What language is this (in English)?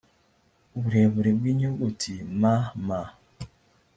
Kinyarwanda